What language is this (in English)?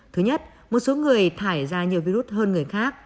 Vietnamese